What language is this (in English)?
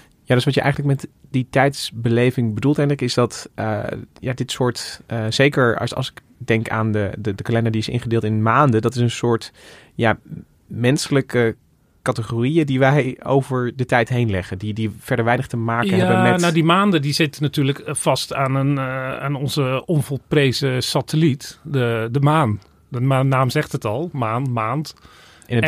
Dutch